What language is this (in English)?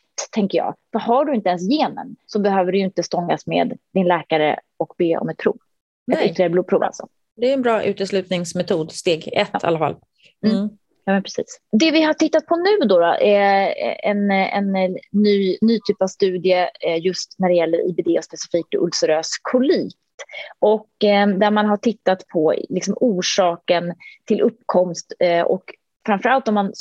Swedish